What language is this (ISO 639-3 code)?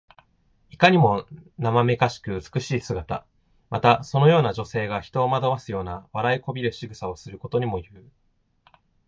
jpn